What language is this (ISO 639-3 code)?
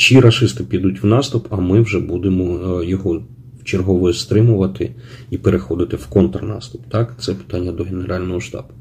ukr